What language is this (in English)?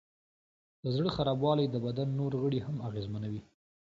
Pashto